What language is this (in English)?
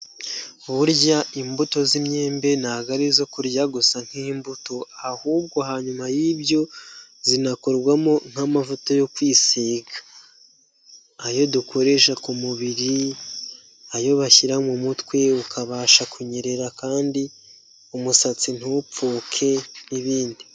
Kinyarwanda